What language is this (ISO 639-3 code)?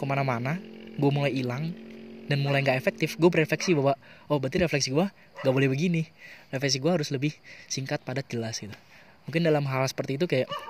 ind